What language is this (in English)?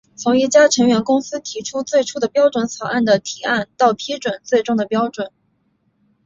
Chinese